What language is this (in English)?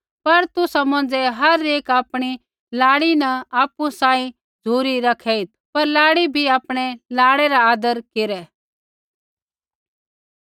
Kullu Pahari